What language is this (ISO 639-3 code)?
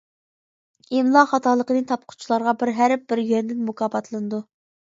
uig